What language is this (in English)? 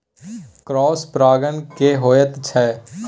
Maithili